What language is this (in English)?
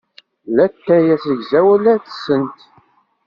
Kabyle